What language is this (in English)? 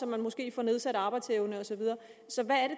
Danish